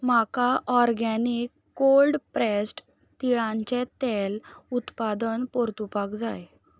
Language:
Konkani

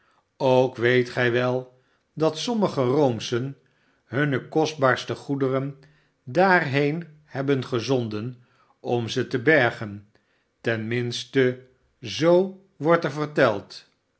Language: Dutch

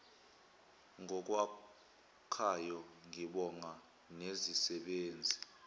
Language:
Zulu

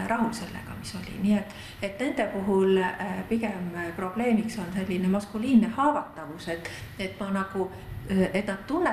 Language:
Finnish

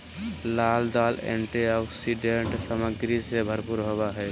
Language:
Magahi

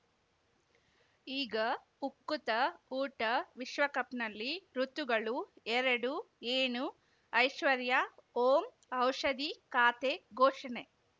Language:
Kannada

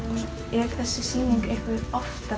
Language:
Icelandic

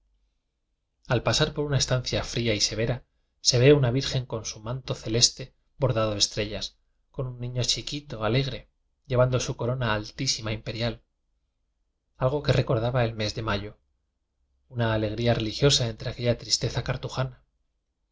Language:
Spanish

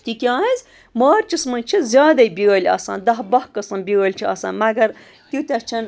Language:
Kashmiri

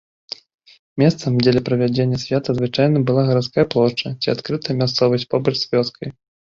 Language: Belarusian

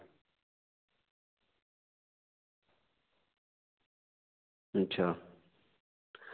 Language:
Dogri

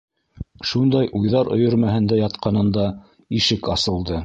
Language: Bashkir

